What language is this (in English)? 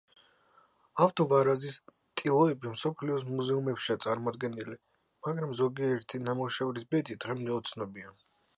Georgian